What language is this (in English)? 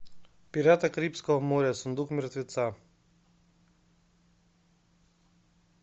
Russian